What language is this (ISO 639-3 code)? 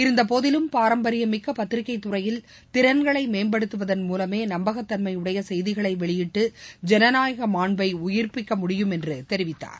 tam